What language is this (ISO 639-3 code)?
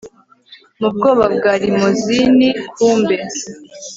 kin